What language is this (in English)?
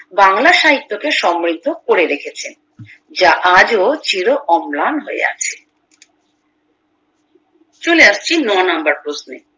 Bangla